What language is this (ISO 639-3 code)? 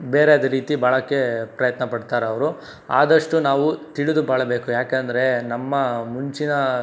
kan